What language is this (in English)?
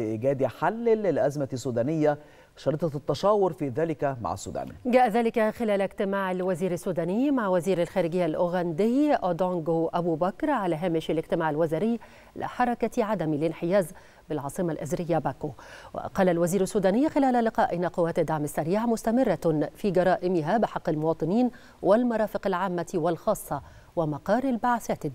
Arabic